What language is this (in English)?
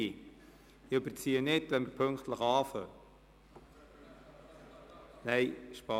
Swiss German